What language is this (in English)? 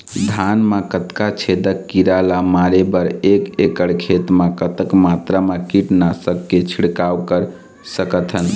Chhattisgarhi